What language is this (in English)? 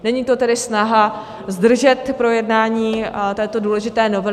Czech